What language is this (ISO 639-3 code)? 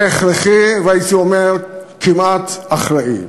heb